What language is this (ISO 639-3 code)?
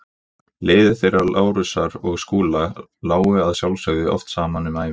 isl